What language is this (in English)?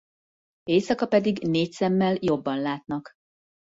Hungarian